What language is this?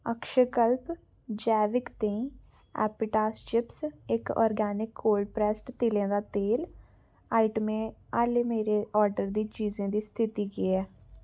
Dogri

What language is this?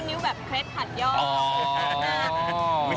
Thai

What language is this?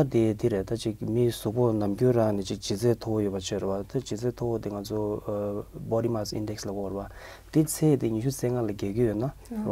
Korean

